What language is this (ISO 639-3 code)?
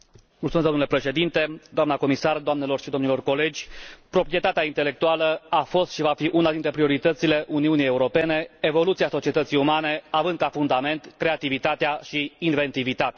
ron